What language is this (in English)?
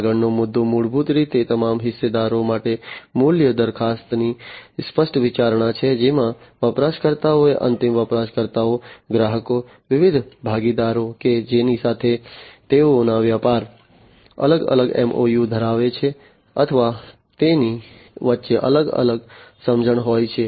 Gujarati